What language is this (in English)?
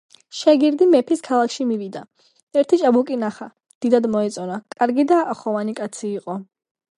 Georgian